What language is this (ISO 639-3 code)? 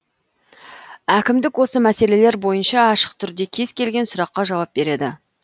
kaz